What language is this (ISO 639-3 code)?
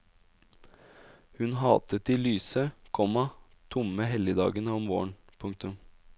nor